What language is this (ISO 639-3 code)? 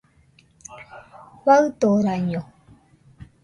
hux